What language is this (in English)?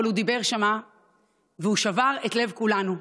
Hebrew